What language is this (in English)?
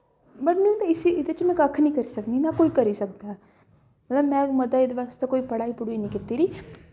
Dogri